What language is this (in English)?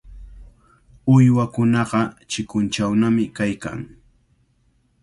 Cajatambo North Lima Quechua